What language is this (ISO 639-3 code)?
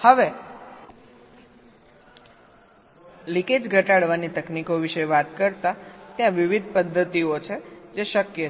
guj